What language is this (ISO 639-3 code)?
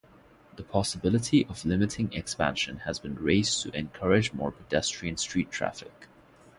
eng